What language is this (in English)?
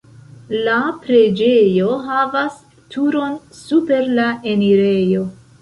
Esperanto